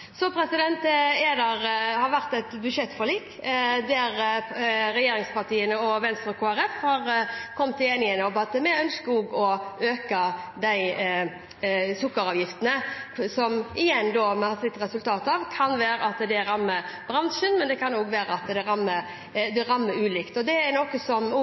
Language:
Norwegian Bokmål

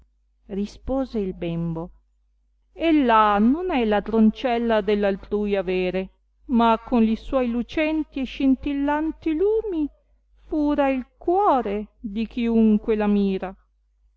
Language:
Italian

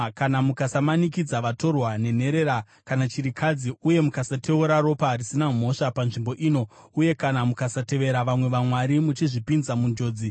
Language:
Shona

